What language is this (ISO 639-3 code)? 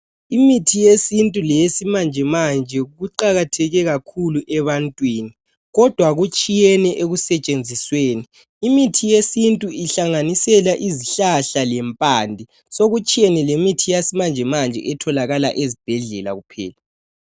nde